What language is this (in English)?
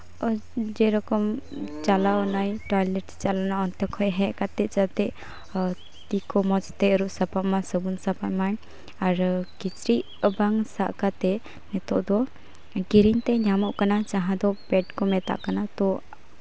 Santali